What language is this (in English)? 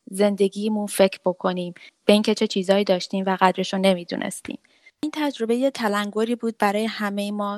Persian